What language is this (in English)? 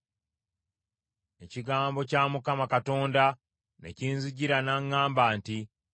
Ganda